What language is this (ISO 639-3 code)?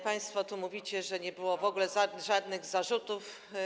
pol